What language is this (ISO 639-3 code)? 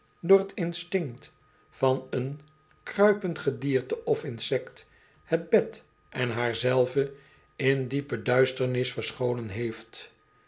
nld